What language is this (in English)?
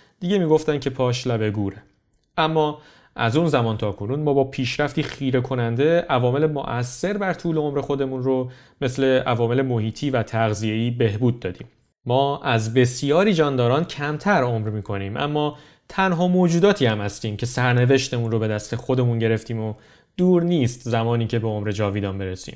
Persian